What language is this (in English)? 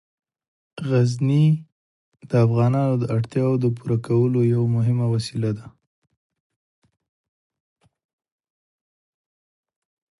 Pashto